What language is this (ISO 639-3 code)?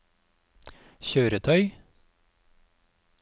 nor